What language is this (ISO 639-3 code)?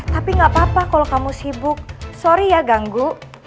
ind